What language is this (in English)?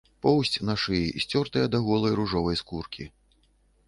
Belarusian